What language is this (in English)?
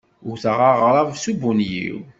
Kabyle